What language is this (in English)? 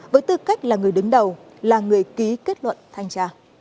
Vietnamese